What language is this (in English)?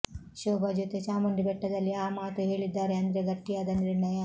Kannada